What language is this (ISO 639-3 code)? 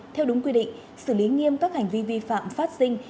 vie